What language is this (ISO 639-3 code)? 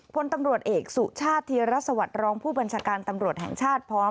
tha